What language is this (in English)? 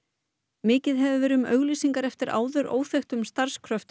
Icelandic